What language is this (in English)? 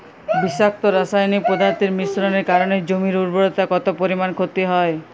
Bangla